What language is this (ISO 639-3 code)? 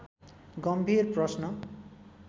nep